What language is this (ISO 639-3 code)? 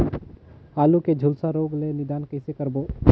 hne